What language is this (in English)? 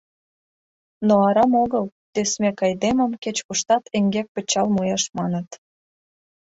Mari